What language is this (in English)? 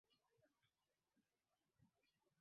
Swahili